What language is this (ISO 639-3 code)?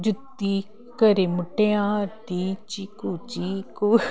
pan